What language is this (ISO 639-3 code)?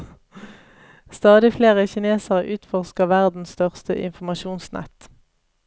nor